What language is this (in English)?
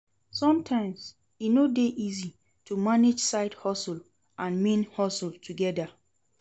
Nigerian Pidgin